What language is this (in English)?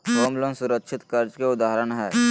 Magahi